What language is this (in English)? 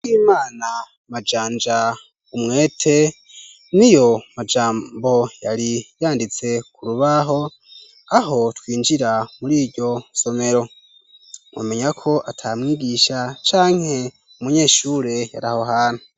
Rundi